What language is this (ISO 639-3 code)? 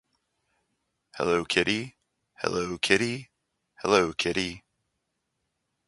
eng